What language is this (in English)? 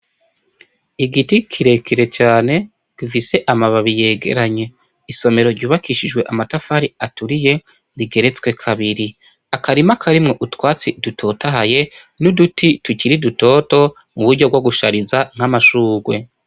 Rundi